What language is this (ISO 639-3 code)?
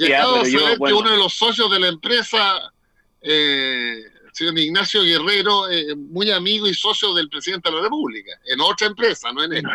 spa